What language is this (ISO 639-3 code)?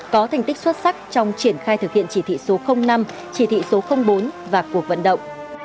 vie